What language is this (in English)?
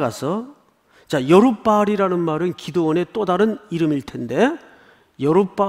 Korean